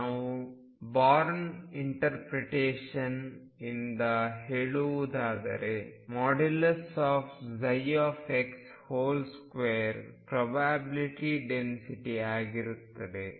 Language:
Kannada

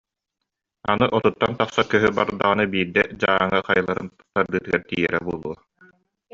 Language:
Yakut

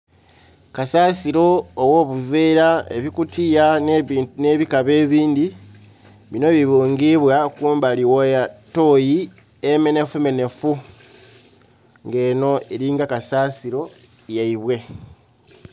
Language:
Soga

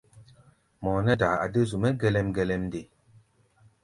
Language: Gbaya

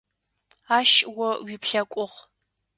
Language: Adyghe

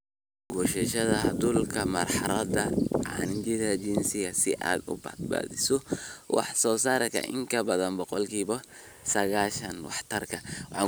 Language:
Somali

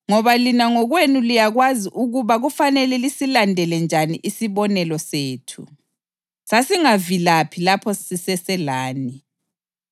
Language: North Ndebele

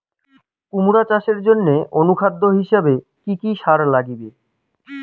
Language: Bangla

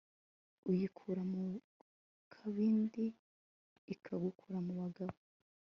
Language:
Kinyarwanda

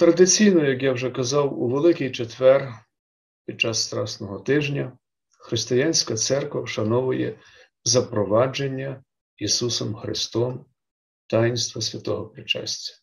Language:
Ukrainian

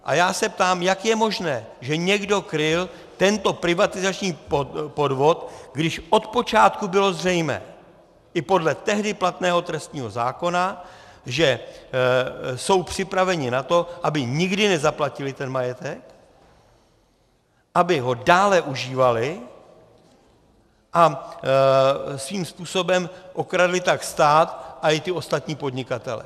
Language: Czech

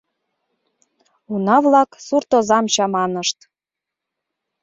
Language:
Mari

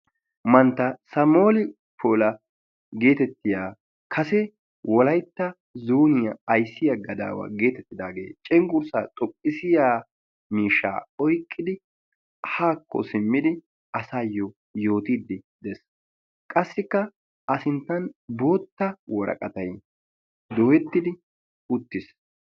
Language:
Wolaytta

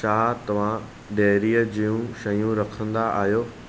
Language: Sindhi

